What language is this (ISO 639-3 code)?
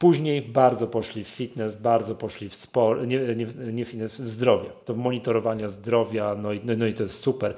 pol